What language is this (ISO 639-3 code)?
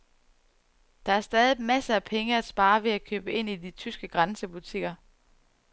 dan